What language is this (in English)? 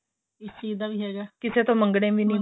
Punjabi